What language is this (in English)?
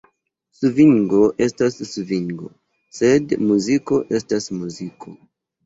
Esperanto